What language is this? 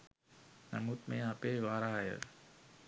Sinhala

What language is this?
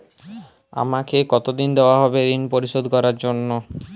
Bangla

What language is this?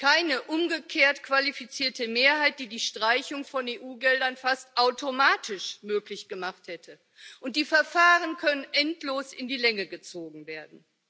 German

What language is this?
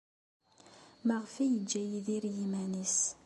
Kabyle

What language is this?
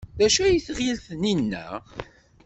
Kabyle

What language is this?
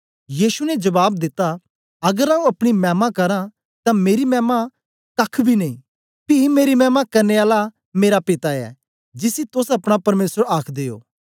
Dogri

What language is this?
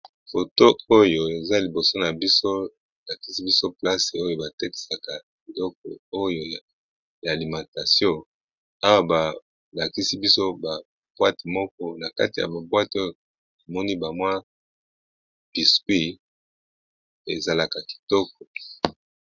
Lingala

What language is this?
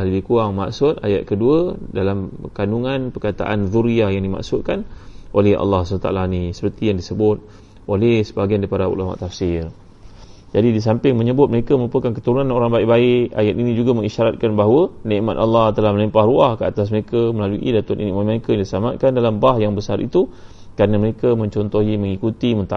Malay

